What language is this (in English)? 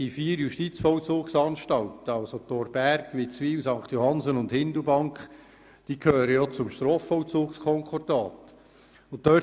Swiss German